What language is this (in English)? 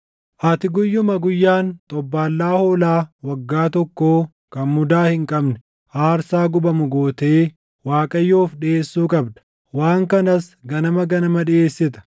Oromo